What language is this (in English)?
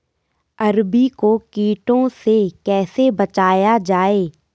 Hindi